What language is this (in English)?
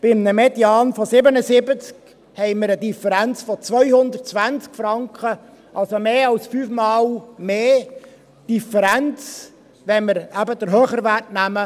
Swiss German